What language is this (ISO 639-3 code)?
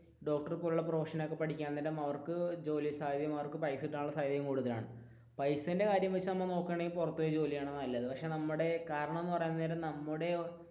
mal